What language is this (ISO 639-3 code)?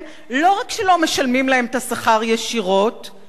heb